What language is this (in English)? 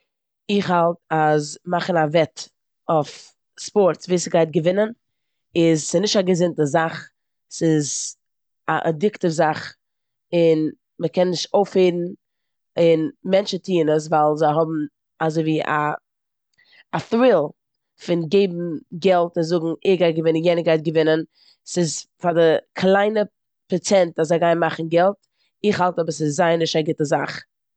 Yiddish